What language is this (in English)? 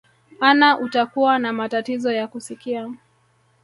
Swahili